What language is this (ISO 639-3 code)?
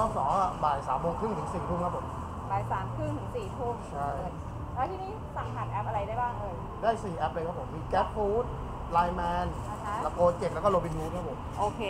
tha